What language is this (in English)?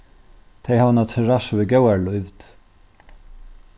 Faroese